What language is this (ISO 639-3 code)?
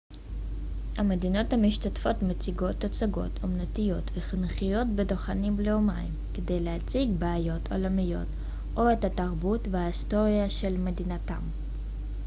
heb